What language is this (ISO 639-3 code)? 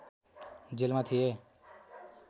nep